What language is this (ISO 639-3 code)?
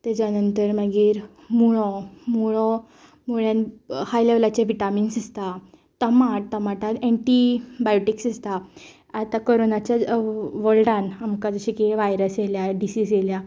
kok